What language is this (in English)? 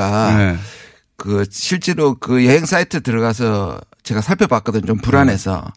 Korean